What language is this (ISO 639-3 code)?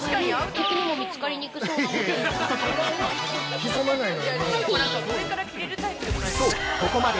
jpn